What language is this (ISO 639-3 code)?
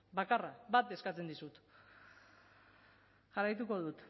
eus